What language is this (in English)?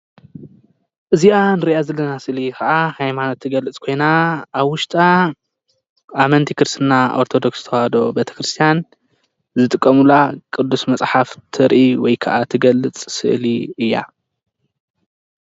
Tigrinya